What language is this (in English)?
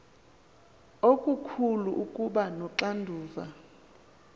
Xhosa